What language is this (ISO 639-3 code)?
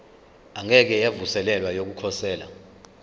zul